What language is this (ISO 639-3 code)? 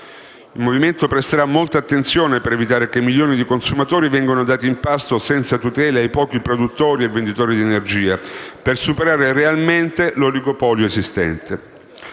ita